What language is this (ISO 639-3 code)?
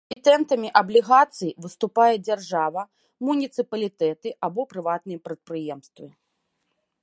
bel